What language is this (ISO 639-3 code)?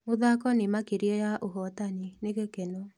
kik